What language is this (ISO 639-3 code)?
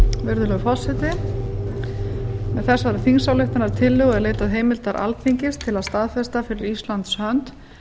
isl